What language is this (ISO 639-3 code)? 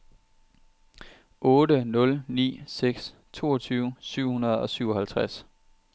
dan